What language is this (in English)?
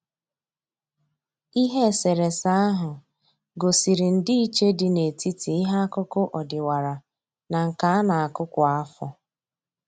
Igbo